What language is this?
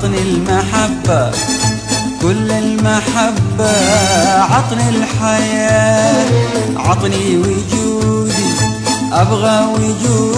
Arabic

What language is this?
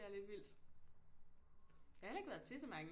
Danish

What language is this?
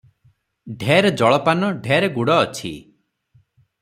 Odia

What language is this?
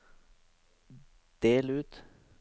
Norwegian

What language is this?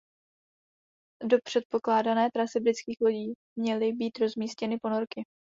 Czech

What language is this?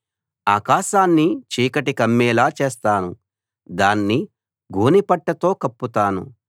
Telugu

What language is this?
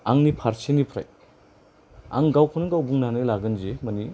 Bodo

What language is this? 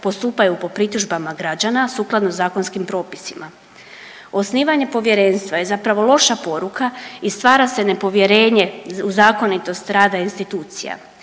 Croatian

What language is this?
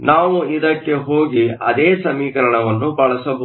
Kannada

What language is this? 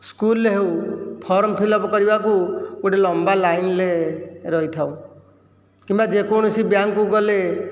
Odia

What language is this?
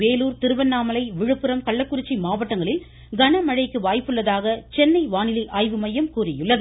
Tamil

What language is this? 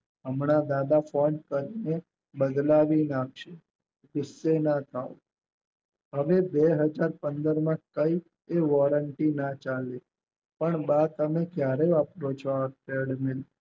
Gujarati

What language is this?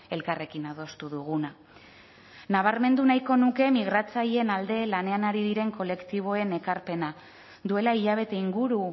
Basque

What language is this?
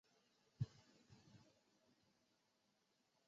Chinese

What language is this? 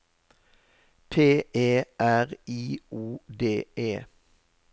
Norwegian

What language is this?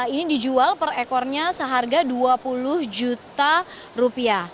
Indonesian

